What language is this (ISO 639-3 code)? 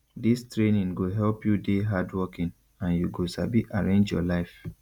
pcm